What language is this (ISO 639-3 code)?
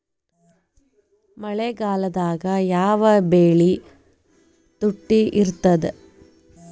kan